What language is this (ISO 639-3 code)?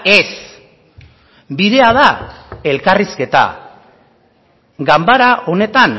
eus